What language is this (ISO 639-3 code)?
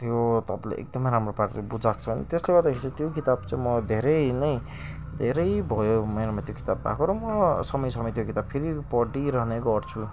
nep